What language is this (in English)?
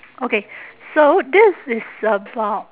English